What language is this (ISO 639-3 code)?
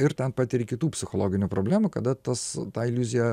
lit